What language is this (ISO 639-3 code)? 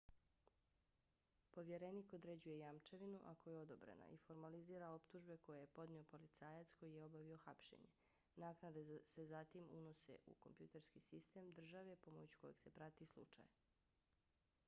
bos